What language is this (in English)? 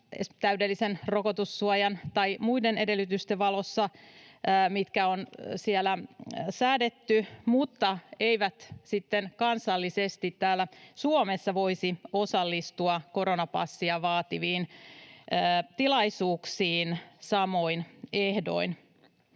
Finnish